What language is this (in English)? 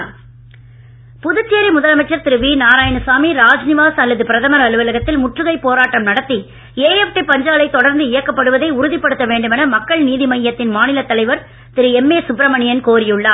Tamil